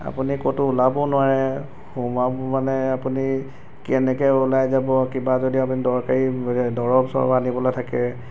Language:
Assamese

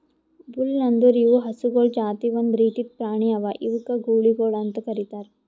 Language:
Kannada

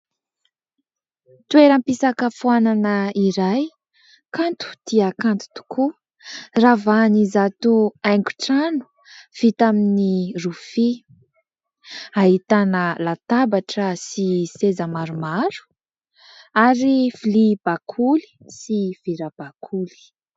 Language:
Malagasy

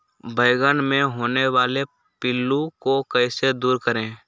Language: Magahi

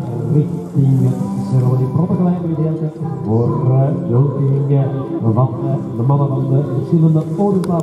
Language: Dutch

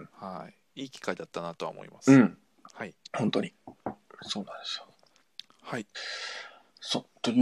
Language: Japanese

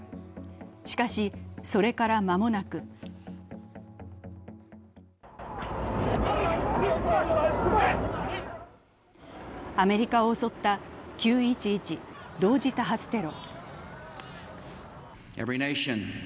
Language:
Japanese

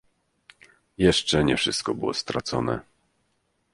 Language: Polish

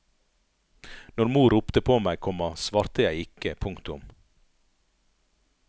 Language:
Norwegian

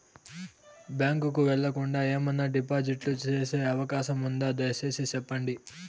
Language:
Telugu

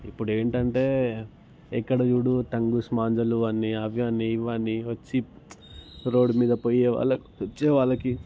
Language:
Telugu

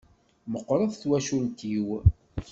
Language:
Kabyle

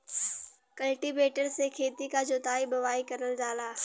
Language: Bhojpuri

